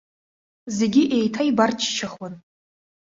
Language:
Abkhazian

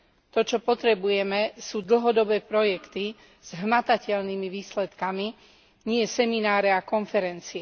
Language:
Slovak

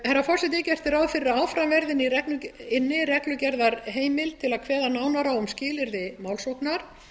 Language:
Icelandic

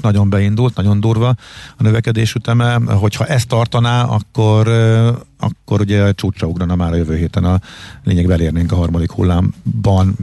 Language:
Hungarian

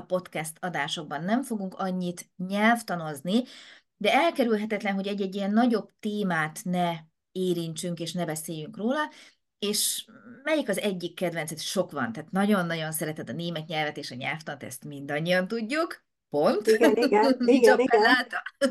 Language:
Hungarian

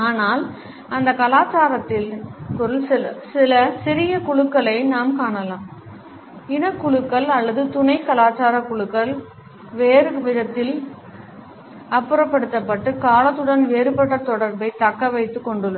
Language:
Tamil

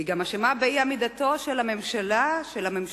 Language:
Hebrew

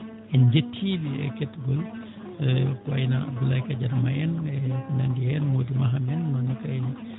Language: Fula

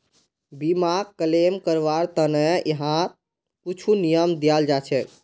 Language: Magahi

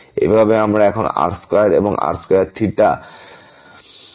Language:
Bangla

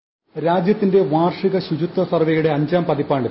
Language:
Malayalam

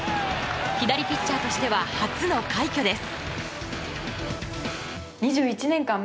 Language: Japanese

